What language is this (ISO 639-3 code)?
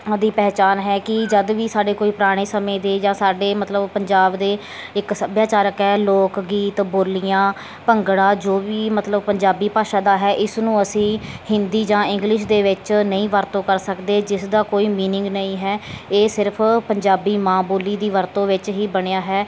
pan